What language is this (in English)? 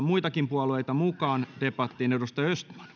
Finnish